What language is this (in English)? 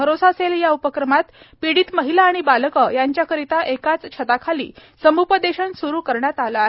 Marathi